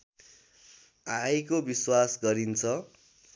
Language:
Nepali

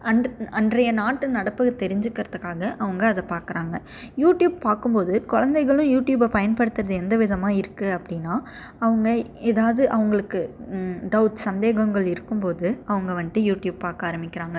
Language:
Tamil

